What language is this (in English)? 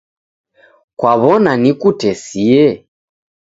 Taita